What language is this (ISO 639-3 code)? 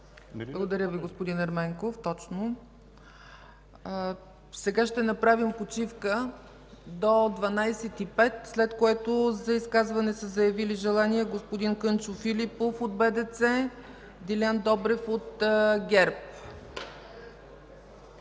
bul